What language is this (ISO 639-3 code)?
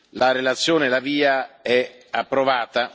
ita